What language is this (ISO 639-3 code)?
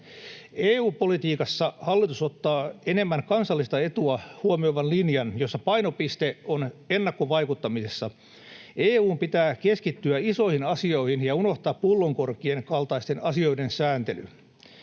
fin